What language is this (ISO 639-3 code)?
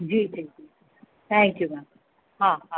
snd